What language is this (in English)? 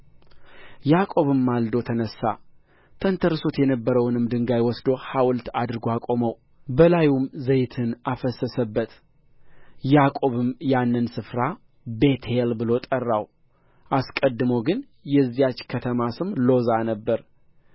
Amharic